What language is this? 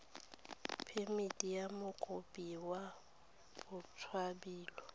Tswana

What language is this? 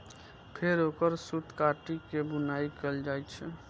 Maithili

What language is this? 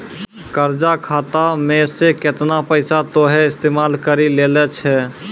Maithili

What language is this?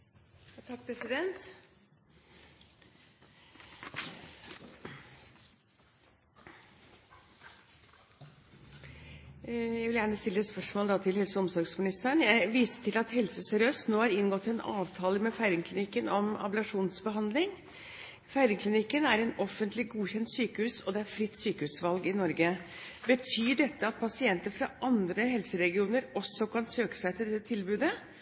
Norwegian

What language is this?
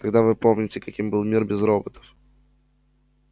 Russian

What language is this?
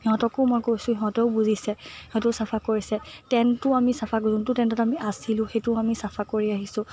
Assamese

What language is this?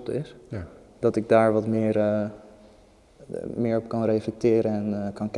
Dutch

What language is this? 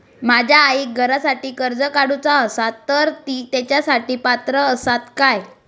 Marathi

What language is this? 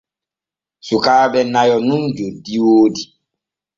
Borgu Fulfulde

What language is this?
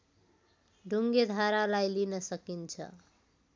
Nepali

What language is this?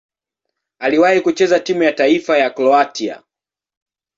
Swahili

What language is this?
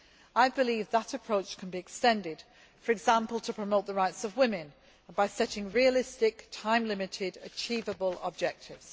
English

